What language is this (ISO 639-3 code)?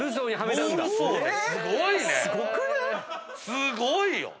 jpn